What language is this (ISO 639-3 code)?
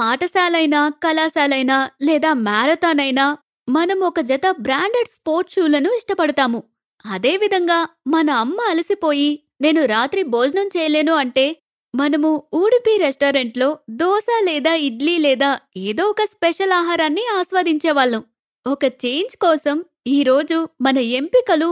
tel